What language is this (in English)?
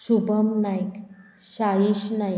Konkani